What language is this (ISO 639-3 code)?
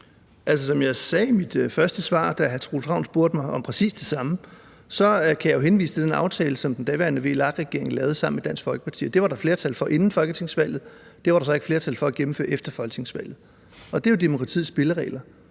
dan